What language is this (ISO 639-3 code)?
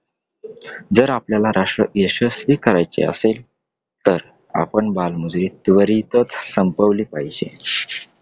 mar